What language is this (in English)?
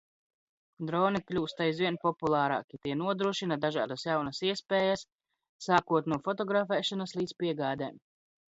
Latvian